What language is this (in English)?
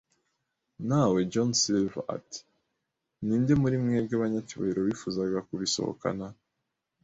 Kinyarwanda